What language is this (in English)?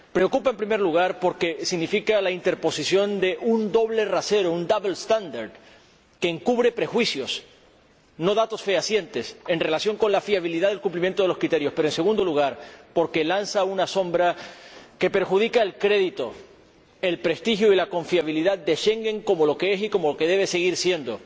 Spanish